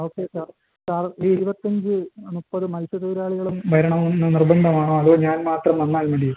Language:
Malayalam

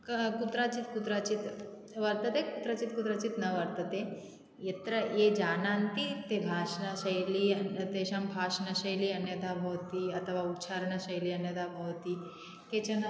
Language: Sanskrit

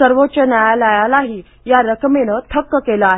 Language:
Marathi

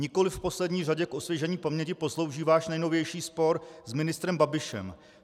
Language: Czech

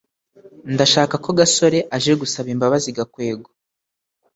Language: Kinyarwanda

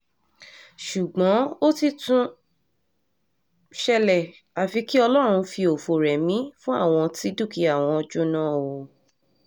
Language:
Yoruba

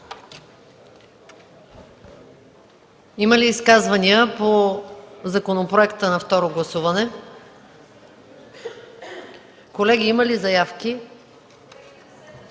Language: Bulgarian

